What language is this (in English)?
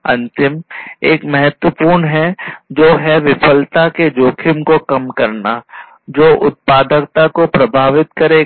Hindi